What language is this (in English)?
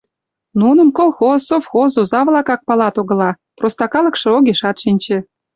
Mari